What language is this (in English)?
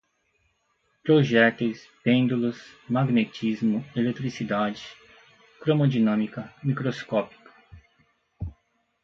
Portuguese